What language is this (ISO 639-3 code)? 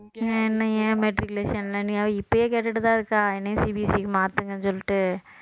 tam